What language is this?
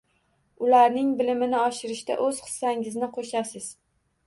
Uzbek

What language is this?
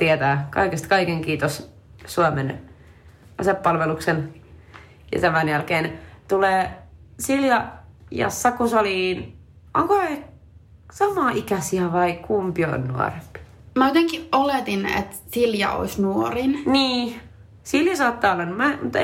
Finnish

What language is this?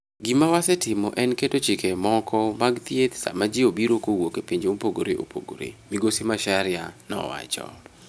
Luo (Kenya and Tanzania)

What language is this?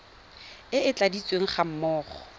Tswana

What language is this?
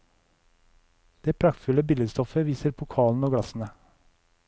Norwegian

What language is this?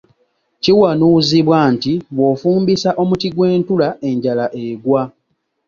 Ganda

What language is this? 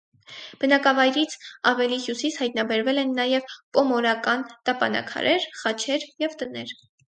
Armenian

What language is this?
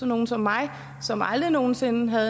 Danish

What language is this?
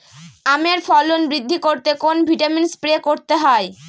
Bangla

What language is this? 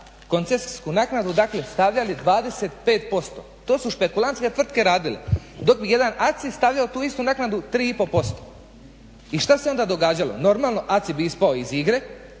Croatian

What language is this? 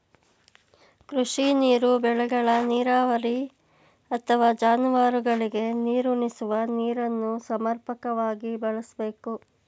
Kannada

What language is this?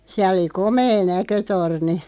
Finnish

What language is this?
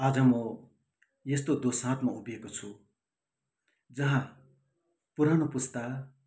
Nepali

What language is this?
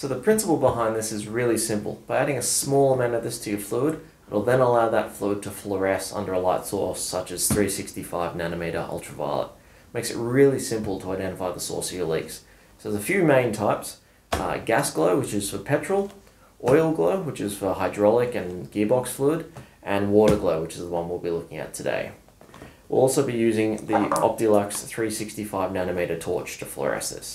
English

